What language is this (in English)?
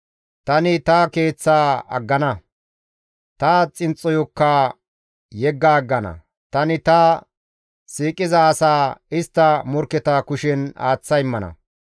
Gamo